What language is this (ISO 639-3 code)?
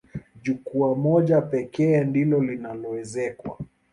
swa